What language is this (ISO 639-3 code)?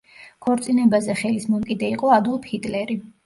kat